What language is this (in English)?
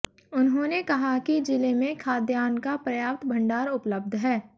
Hindi